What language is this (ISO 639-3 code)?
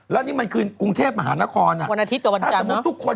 tha